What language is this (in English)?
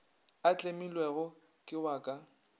Northern Sotho